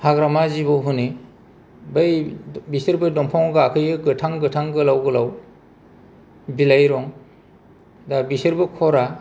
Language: Bodo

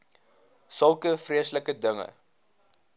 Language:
Afrikaans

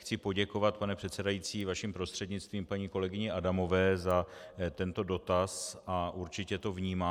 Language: Czech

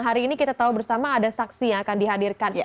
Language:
Indonesian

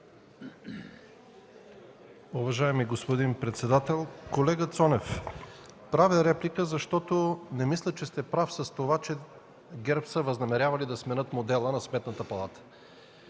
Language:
Bulgarian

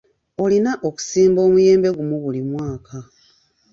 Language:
Ganda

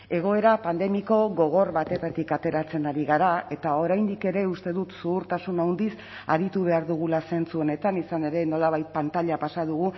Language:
Basque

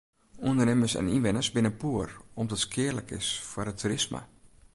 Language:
Western Frisian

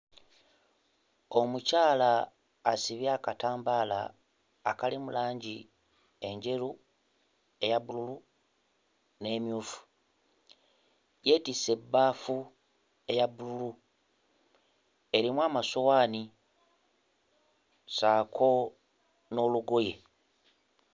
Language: Ganda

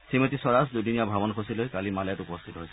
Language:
Assamese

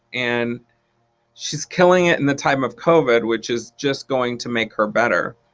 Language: English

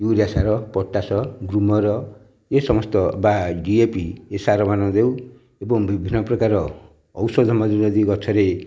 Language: Odia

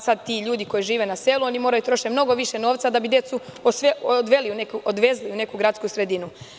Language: Serbian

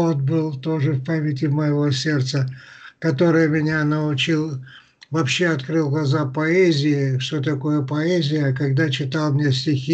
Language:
Russian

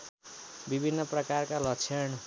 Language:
Nepali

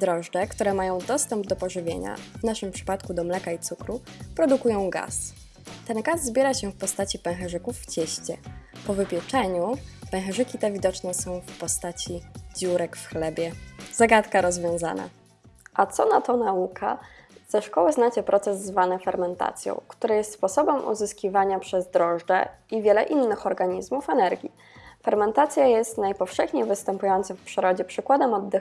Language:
Polish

